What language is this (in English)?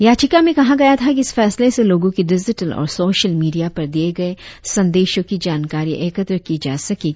Hindi